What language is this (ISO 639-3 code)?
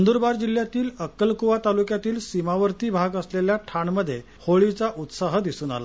mar